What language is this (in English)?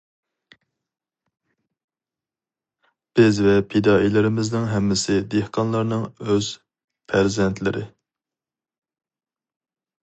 Uyghur